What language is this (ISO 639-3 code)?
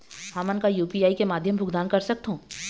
hne